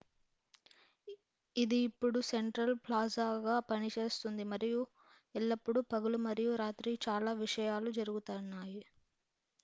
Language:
Telugu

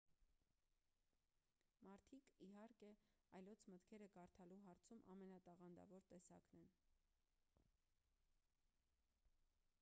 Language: Armenian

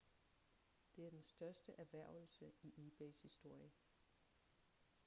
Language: Danish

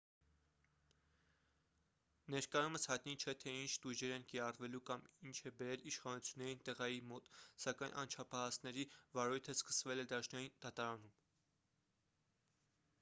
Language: Armenian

